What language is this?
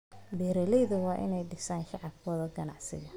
Somali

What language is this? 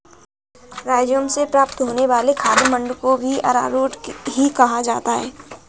Hindi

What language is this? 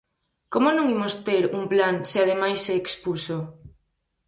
Galician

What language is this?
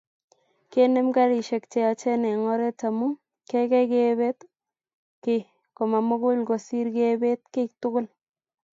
Kalenjin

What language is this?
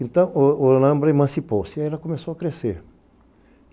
Portuguese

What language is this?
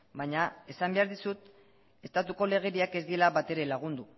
Basque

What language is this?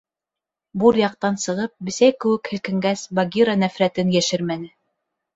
Bashkir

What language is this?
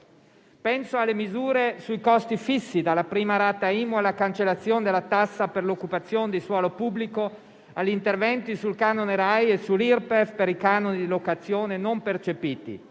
Italian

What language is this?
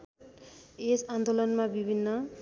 Nepali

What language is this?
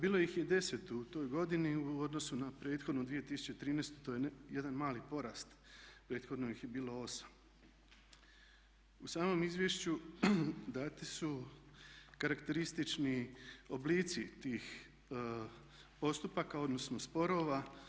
Croatian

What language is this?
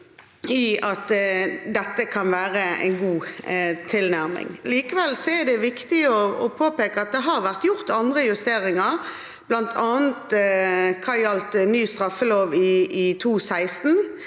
Norwegian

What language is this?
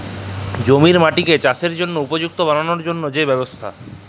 Bangla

